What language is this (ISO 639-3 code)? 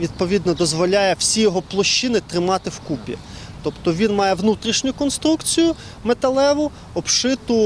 ukr